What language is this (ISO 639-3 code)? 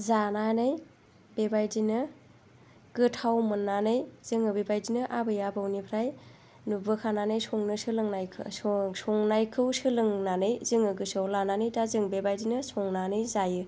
brx